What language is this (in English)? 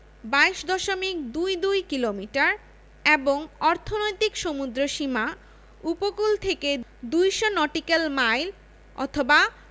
Bangla